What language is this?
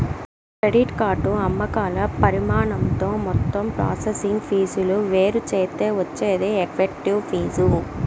Telugu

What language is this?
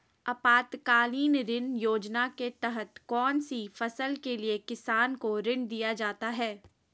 Magahi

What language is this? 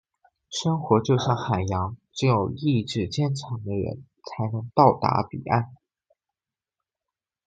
Chinese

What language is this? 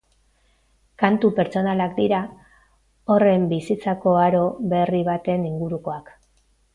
Basque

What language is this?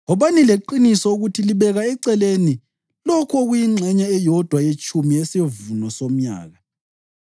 North Ndebele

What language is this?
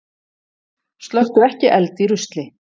Icelandic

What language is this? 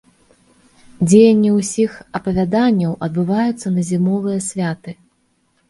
Belarusian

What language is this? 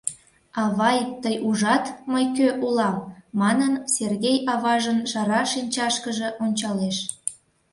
Mari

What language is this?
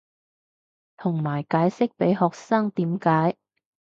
Cantonese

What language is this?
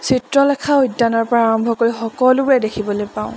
Assamese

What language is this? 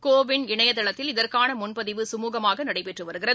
Tamil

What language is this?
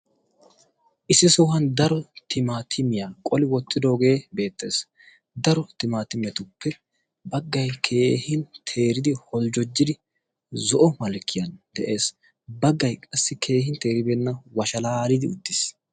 Wolaytta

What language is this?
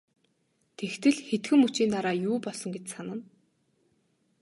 Mongolian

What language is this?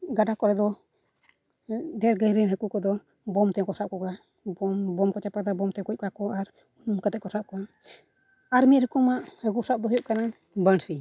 Santali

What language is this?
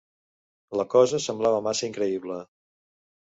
Catalan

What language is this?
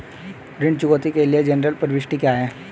Hindi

